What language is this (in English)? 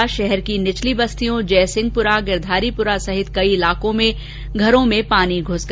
Hindi